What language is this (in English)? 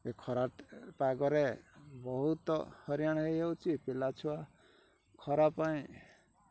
Odia